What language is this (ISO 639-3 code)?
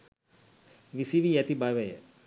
sin